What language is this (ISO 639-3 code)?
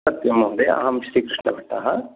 san